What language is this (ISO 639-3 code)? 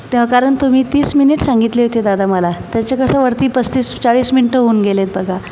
mar